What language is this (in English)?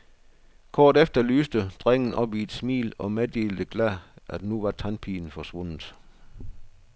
Danish